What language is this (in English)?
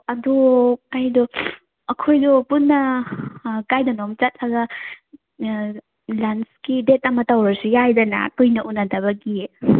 Manipuri